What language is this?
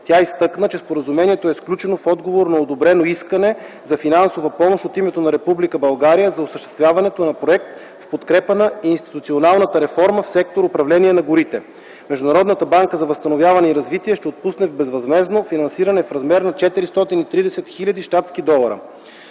Bulgarian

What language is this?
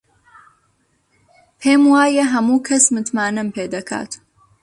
Central Kurdish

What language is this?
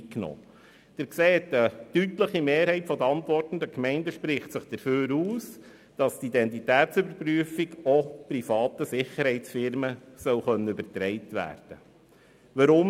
Swiss German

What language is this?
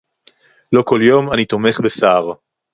Hebrew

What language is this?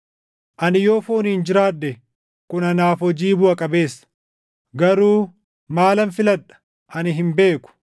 Oromo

